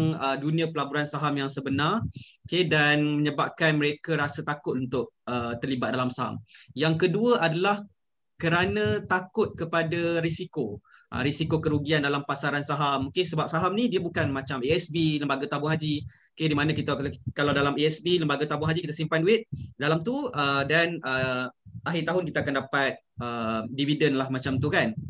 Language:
Malay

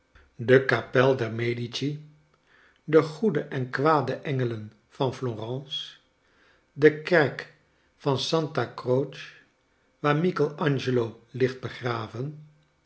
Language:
Dutch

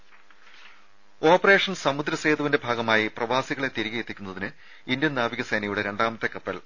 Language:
Malayalam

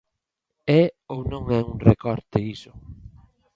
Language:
Galician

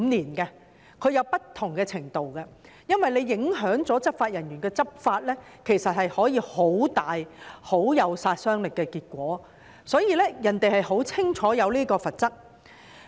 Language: Cantonese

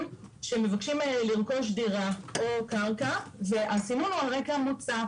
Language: Hebrew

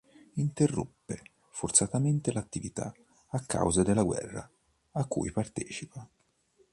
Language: Italian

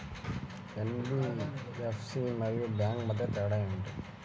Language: Telugu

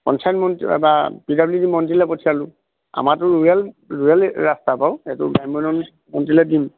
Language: Assamese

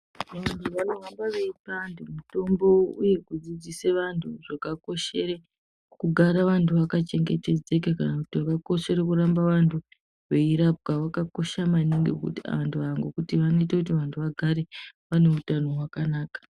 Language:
Ndau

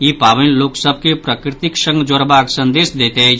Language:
Maithili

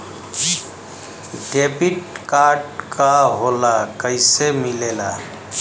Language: Bhojpuri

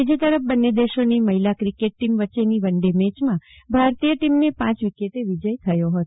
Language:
Gujarati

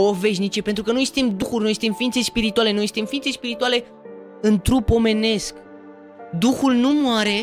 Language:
Romanian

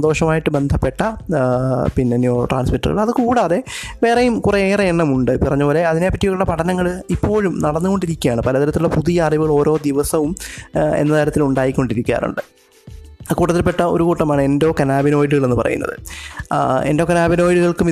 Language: Malayalam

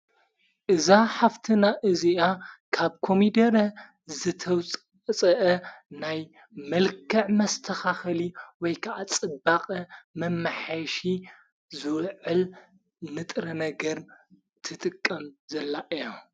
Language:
Tigrinya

